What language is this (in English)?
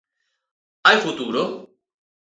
Galician